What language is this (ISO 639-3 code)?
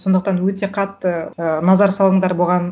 kaz